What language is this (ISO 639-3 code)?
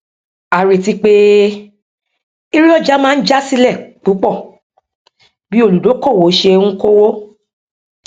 yor